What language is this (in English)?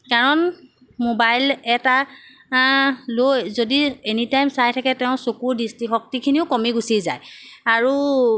Assamese